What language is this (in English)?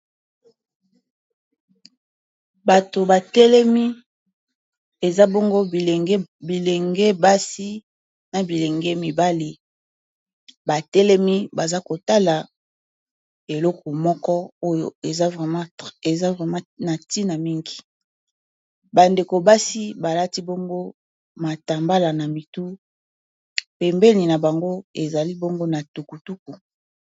Lingala